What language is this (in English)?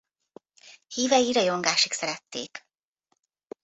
Hungarian